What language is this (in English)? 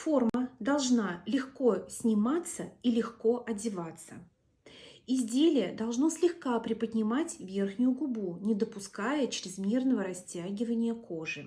Russian